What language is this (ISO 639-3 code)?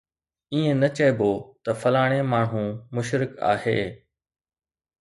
snd